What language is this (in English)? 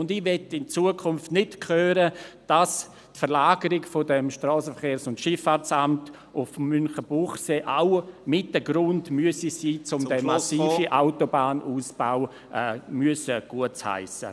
Swiss German